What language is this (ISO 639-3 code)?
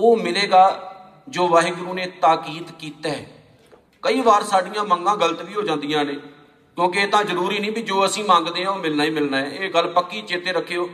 pan